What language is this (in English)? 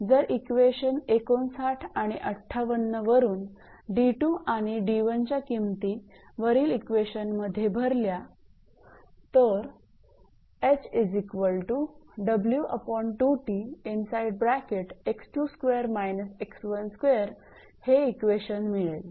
Marathi